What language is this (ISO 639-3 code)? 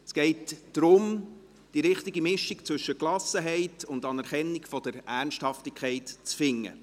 gsw